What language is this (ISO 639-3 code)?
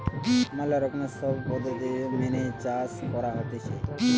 ben